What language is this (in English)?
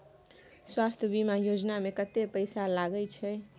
Maithili